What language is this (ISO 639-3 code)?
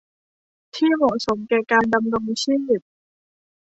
tha